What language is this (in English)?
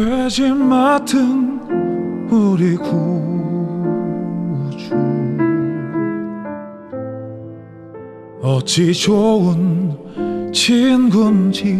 Korean